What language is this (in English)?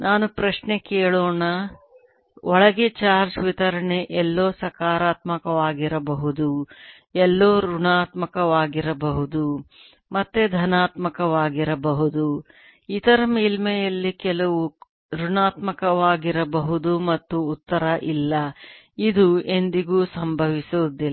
Kannada